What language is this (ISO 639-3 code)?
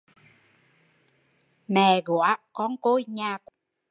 vie